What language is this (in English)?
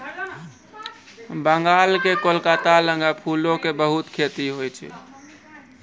Maithili